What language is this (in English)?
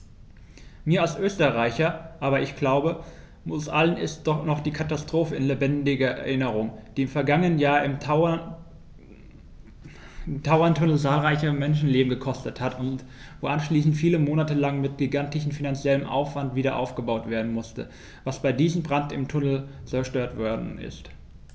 German